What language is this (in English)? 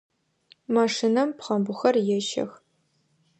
Adyghe